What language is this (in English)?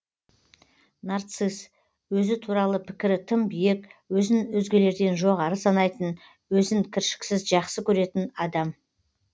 Kazakh